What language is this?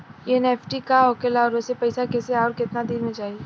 Bhojpuri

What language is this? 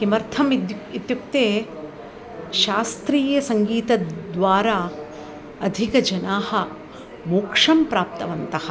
Sanskrit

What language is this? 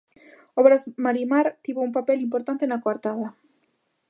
Galician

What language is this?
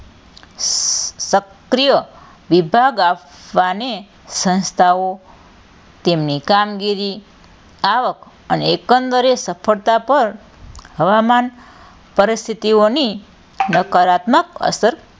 Gujarati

